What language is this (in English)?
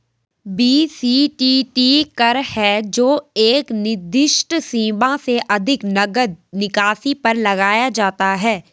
Hindi